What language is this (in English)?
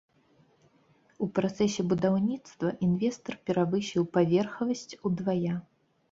Belarusian